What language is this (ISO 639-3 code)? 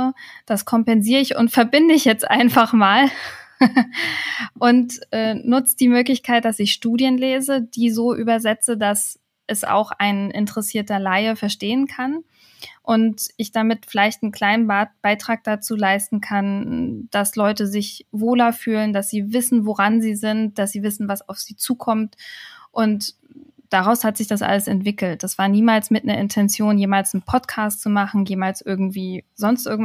deu